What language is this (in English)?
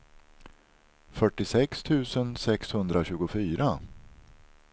Swedish